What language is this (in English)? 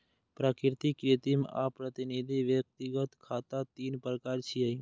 Maithili